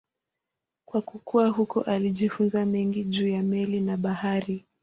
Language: Swahili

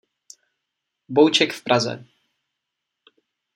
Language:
Czech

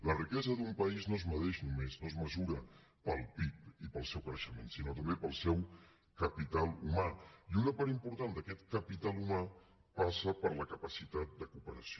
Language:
Catalan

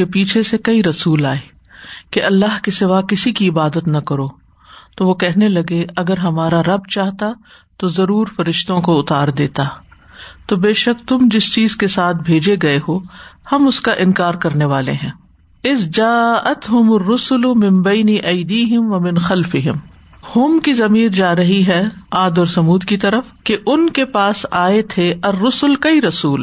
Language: Urdu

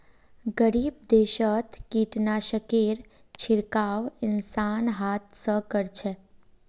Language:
Magahi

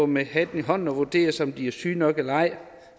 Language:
Danish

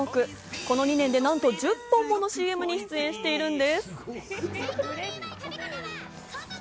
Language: Japanese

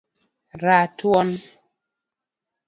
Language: Luo (Kenya and Tanzania)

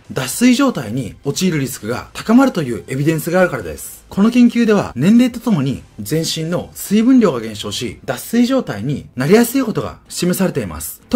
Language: Japanese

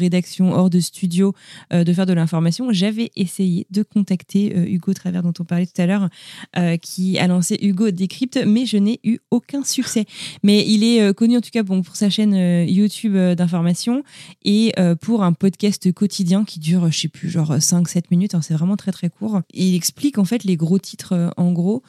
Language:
French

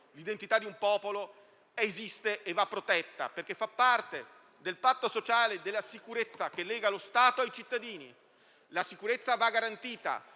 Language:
Italian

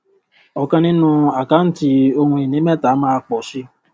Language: Yoruba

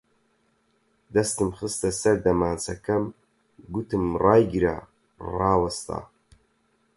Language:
Central Kurdish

